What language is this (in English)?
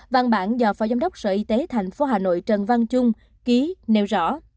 Vietnamese